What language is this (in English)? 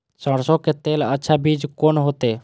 Maithili